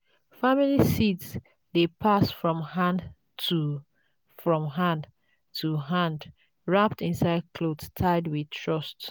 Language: Nigerian Pidgin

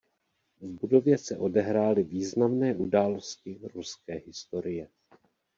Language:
Czech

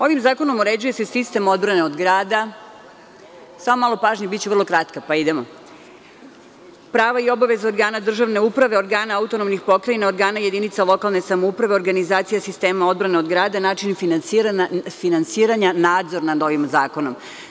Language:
Serbian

